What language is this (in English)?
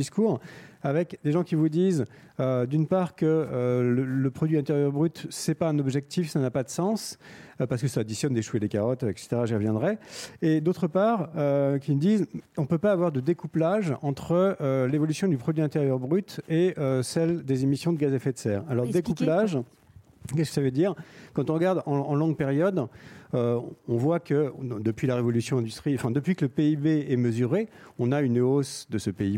French